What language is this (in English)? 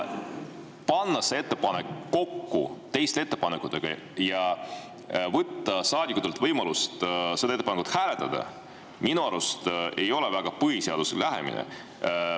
Estonian